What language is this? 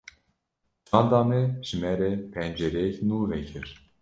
Kurdish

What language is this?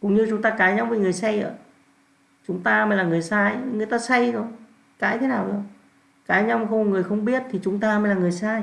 Vietnamese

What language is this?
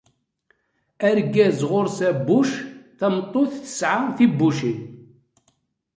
Kabyle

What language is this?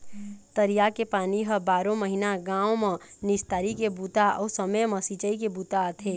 Chhattisgarhi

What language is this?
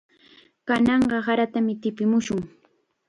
Chiquián Ancash Quechua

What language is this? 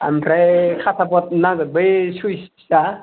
Bodo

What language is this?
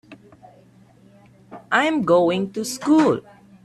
English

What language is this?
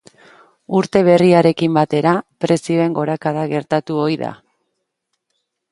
Basque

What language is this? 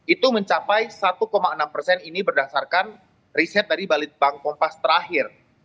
Indonesian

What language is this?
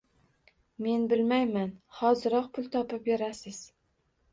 Uzbek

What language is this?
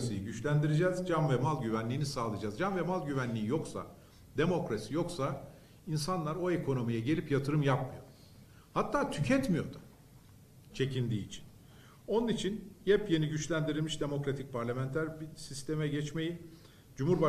Turkish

